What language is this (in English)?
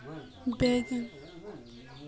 Magahi